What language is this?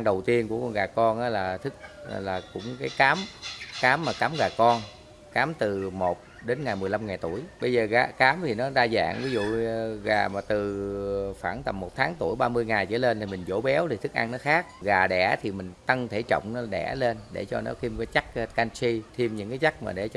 Vietnamese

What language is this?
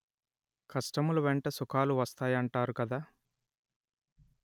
Telugu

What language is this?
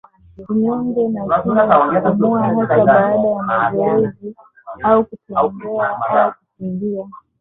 Swahili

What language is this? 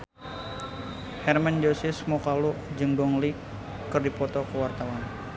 Sundanese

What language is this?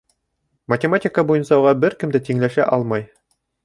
Bashkir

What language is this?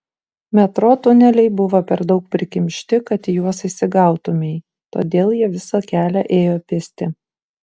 Lithuanian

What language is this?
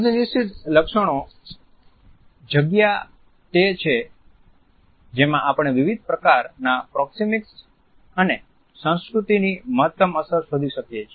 Gujarati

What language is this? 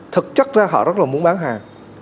Vietnamese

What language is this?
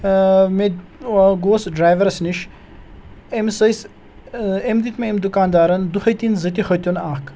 Kashmiri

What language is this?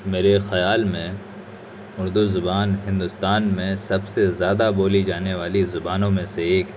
Urdu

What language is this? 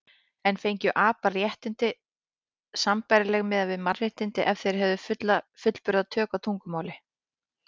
Icelandic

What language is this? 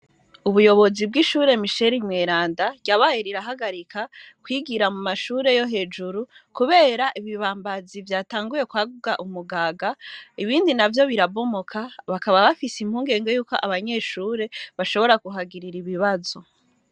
Rundi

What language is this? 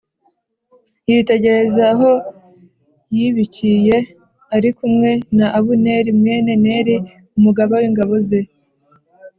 Kinyarwanda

